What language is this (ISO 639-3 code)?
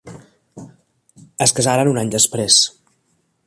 cat